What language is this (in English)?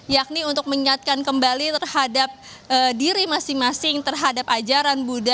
Indonesian